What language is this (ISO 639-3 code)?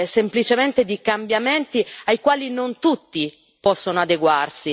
ita